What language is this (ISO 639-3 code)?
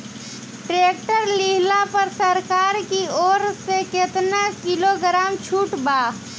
bho